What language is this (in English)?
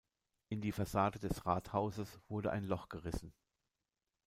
German